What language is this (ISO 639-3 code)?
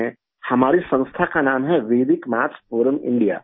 urd